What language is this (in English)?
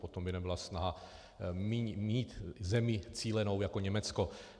Czech